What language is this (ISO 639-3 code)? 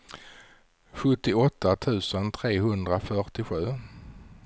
swe